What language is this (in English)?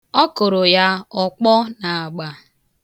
Igbo